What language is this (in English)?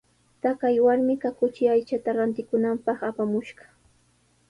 Sihuas Ancash Quechua